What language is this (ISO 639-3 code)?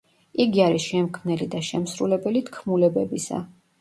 kat